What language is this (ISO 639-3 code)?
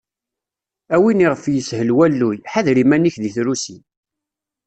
kab